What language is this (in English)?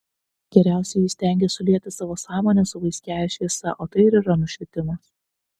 Lithuanian